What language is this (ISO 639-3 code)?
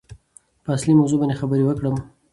pus